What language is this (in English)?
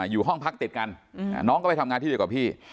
Thai